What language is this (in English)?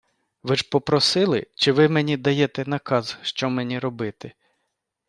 Ukrainian